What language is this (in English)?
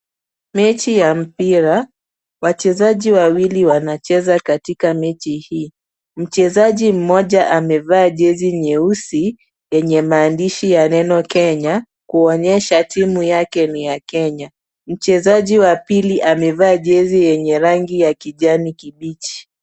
Swahili